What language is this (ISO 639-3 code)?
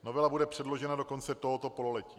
ces